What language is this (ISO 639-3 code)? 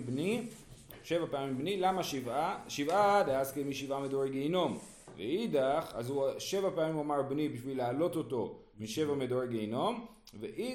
heb